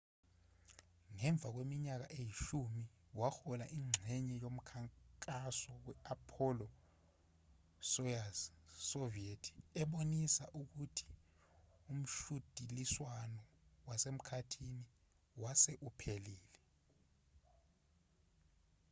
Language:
Zulu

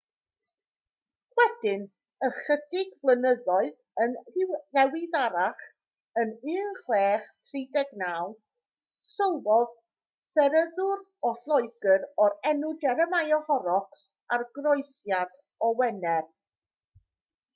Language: Welsh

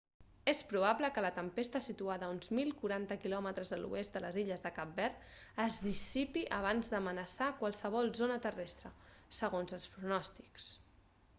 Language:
Catalan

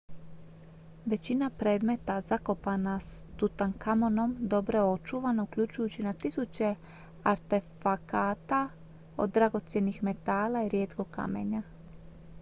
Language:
Croatian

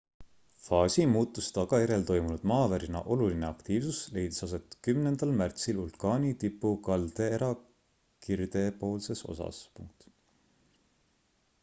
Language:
Estonian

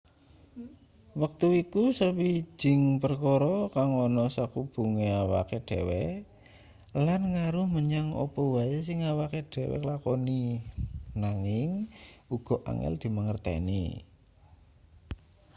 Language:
Javanese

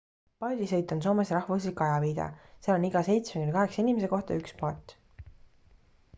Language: Estonian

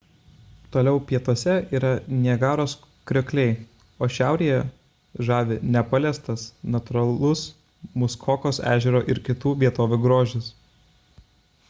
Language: Lithuanian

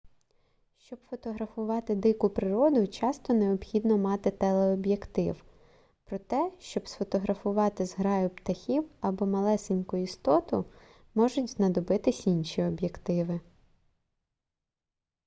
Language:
Ukrainian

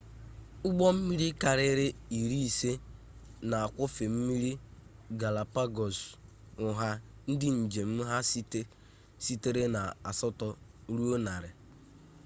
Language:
Igbo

